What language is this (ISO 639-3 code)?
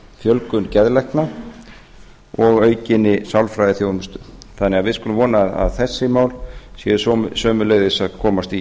isl